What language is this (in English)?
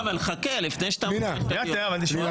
Hebrew